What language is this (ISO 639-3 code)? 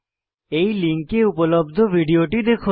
ben